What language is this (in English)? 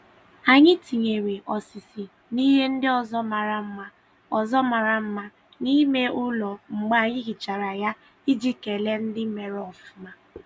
Igbo